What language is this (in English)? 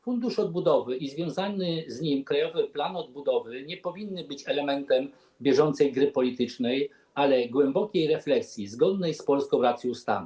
Polish